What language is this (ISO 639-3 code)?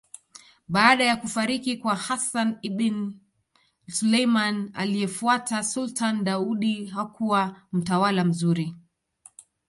swa